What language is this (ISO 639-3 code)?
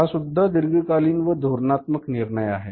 mar